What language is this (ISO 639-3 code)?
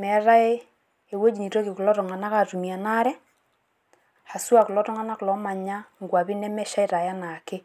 mas